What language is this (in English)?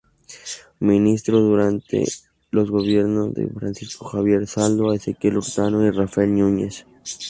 Spanish